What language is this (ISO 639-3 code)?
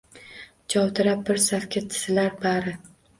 uzb